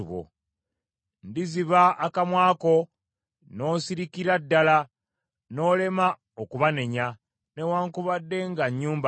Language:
Ganda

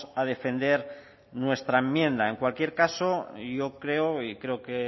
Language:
Spanish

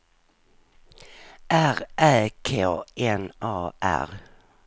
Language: Swedish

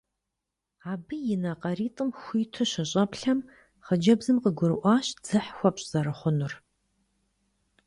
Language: Kabardian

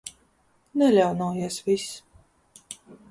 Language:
Latvian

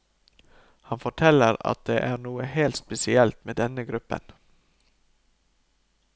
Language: Norwegian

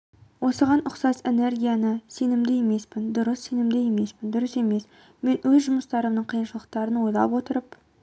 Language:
Kazakh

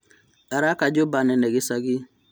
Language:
Kikuyu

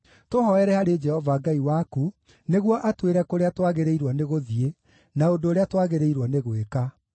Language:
Kikuyu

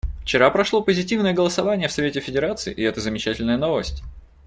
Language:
Russian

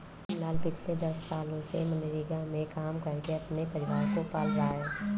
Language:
Hindi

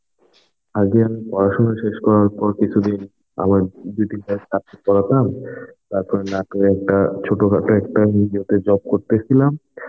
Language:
Bangla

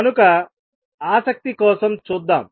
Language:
Telugu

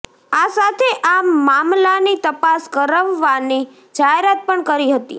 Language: Gujarati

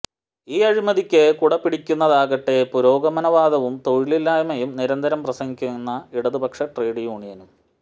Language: Malayalam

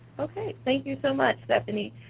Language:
English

